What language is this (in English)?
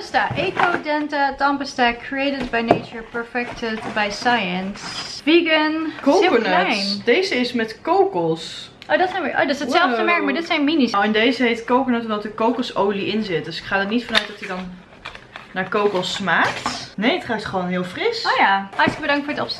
Dutch